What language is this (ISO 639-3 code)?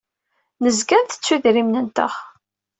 kab